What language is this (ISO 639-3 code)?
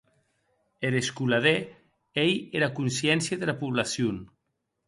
oci